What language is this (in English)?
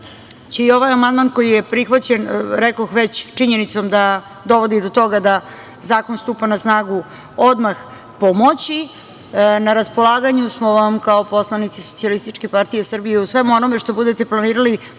Serbian